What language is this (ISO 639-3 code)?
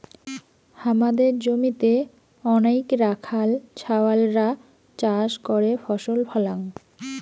ben